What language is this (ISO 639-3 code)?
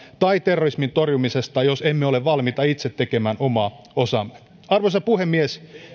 fin